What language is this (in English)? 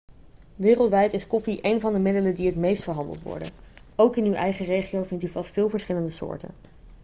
Dutch